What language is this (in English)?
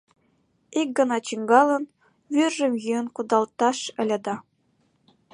Mari